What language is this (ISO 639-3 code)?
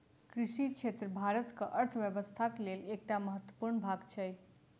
mai